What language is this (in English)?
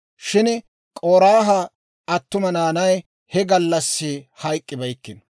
Dawro